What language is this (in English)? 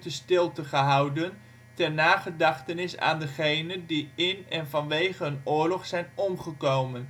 Dutch